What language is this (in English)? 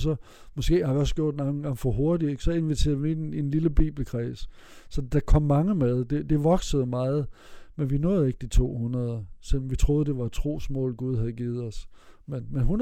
Danish